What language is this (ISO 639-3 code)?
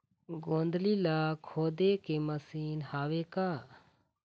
hne